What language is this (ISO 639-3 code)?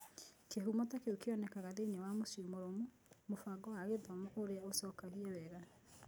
kik